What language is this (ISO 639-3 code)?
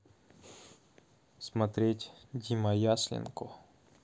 rus